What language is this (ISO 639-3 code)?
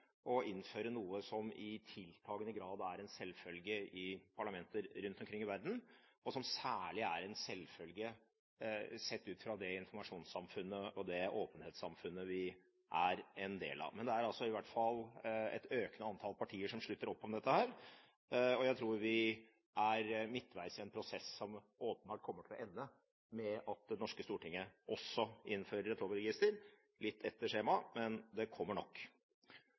nob